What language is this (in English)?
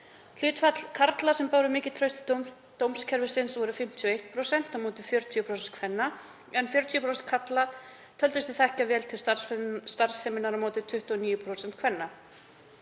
Icelandic